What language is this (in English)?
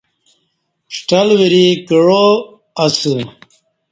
Kati